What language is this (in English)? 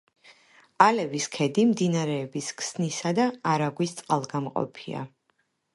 Georgian